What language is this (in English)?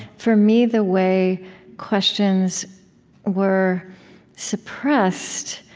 English